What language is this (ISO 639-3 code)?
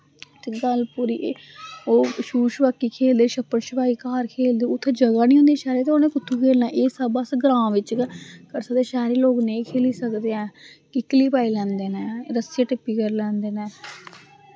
doi